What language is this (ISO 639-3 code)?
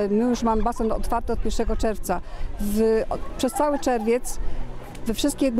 pol